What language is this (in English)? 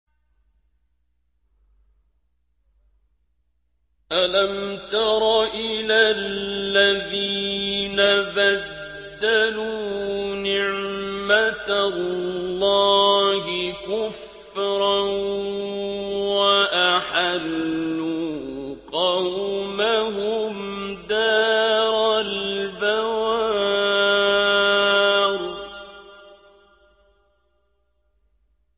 Arabic